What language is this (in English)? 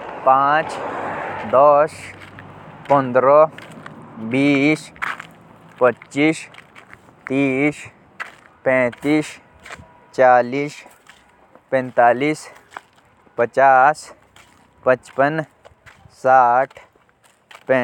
Jaunsari